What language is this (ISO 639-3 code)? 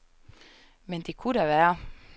dan